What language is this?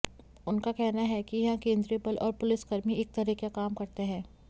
Hindi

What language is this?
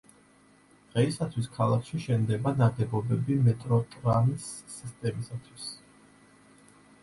Georgian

